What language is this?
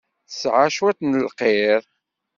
Kabyle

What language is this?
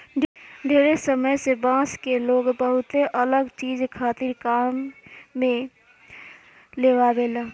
Bhojpuri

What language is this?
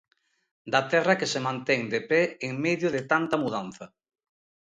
Galician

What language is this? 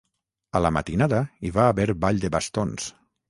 Catalan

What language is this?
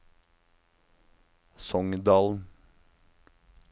Norwegian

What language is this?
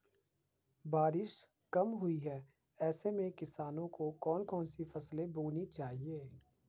Hindi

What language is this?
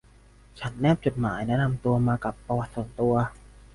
Thai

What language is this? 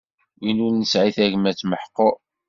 Kabyle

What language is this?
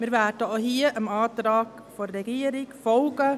Swiss German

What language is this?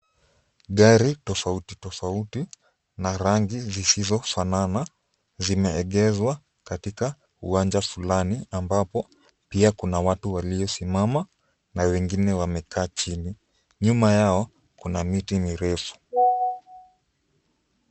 Swahili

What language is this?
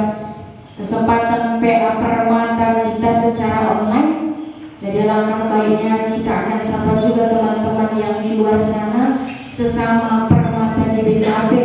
Indonesian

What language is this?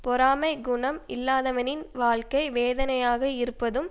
Tamil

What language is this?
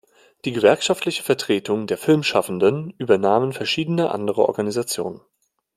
German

